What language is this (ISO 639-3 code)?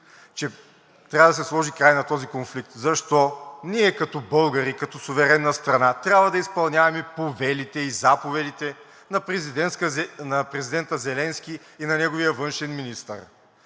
bul